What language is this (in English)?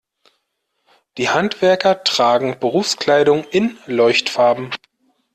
German